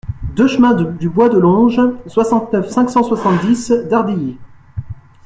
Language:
French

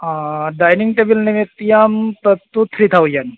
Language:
Sanskrit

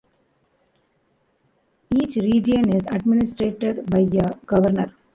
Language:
English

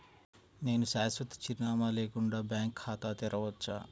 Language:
Telugu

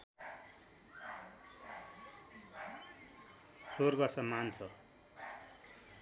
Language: Nepali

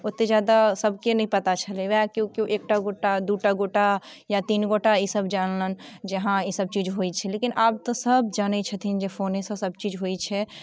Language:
Maithili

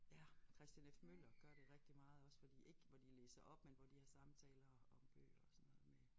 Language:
Danish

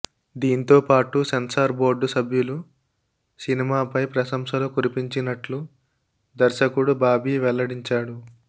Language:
Telugu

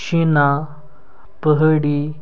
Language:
Kashmiri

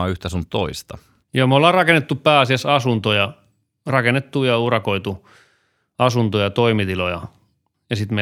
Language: Finnish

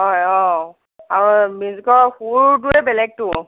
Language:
Assamese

